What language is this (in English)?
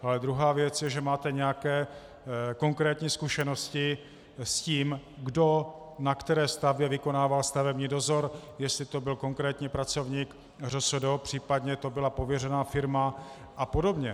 Czech